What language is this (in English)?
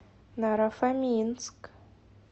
Russian